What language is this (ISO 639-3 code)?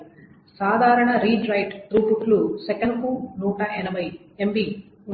tel